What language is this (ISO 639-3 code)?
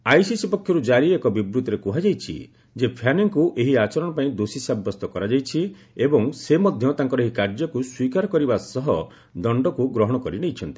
ori